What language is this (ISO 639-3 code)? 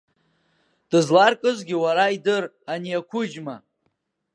abk